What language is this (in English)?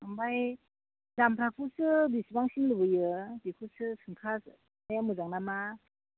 Bodo